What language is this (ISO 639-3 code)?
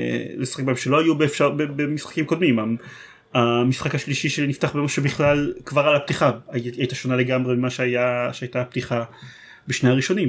heb